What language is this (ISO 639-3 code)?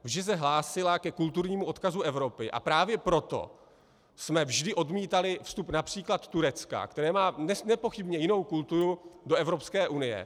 ces